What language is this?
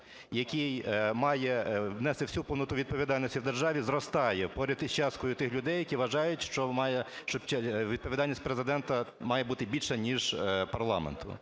Ukrainian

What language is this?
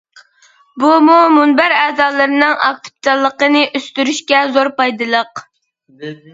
Uyghur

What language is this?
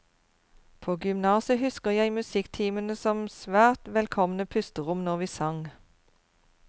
Norwegian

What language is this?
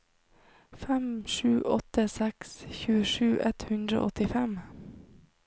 Norwegian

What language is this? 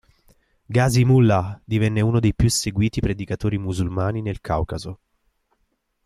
Italian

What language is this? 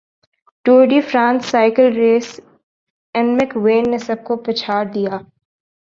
Urdu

